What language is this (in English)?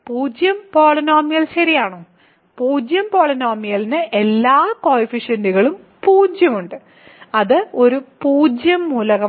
Malayalam